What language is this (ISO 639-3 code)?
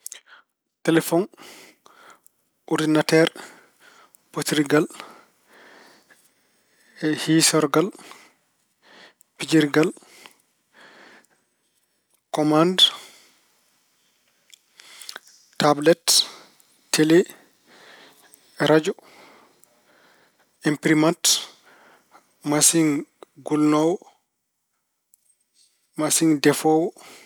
ful